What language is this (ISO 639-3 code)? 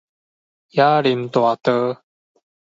nan